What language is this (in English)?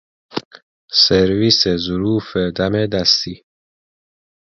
Persian